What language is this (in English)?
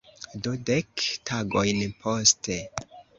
Esperanto